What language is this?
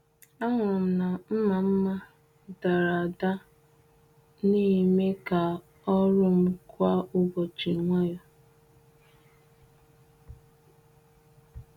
Igbo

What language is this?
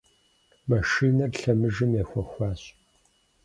Kabardian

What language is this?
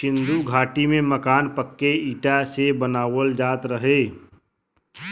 Bhojpuri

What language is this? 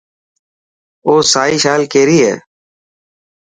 Dhatki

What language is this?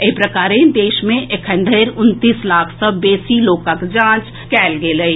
Maithili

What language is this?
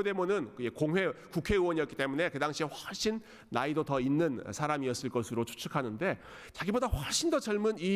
Korean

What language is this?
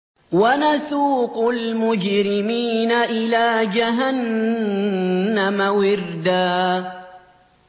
Arabic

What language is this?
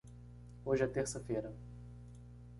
Portuguese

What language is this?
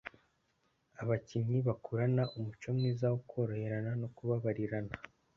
Kinyarwanda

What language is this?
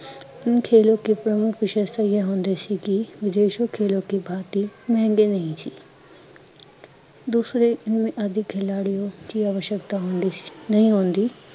Punjabi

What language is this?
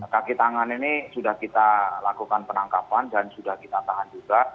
Indonesian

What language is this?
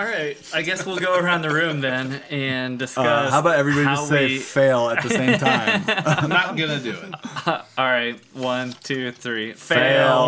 English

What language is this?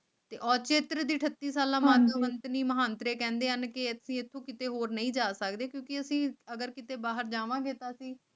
Punjabi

